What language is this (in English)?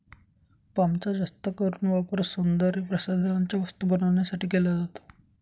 Marathi